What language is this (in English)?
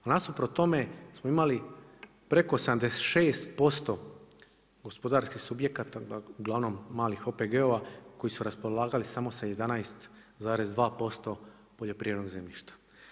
Croatian